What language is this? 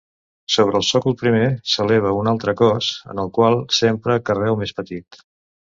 Catalan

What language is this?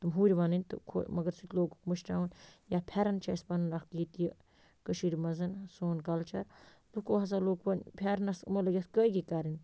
Kashmiri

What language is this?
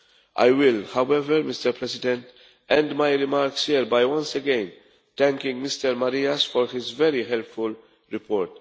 English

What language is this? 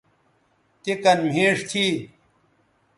Bateri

